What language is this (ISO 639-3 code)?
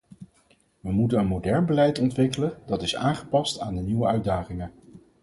nld